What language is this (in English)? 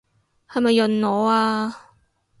Cantonese